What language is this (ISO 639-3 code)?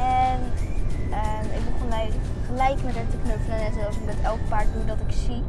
nld